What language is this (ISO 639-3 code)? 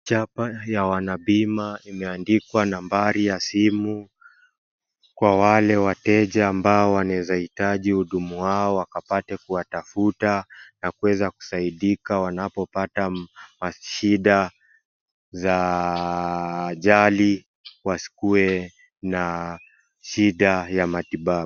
swa